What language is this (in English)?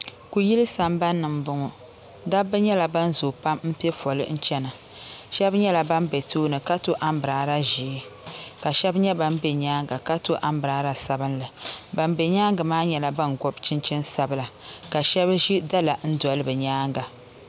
Dagbani